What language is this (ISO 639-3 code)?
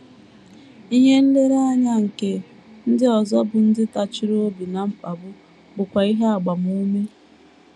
ibo